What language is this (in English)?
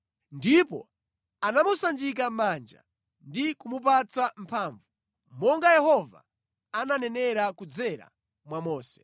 Nyanja